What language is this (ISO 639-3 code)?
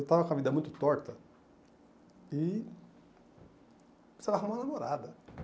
por